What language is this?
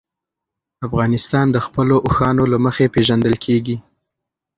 Pashto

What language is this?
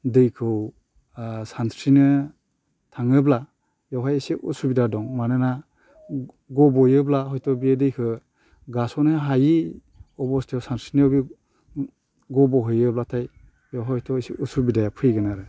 Bodo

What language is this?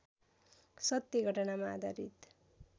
Nepali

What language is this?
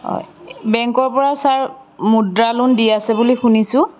Assamese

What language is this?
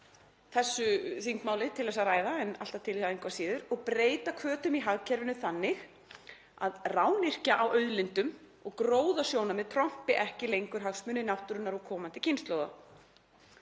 Icelandic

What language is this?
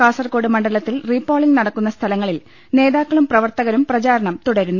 Malayalam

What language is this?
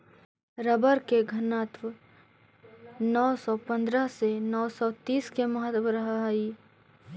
Magahi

